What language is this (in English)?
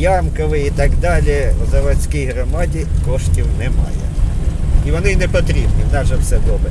Ukrainian